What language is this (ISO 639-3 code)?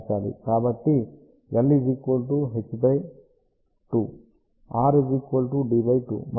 tel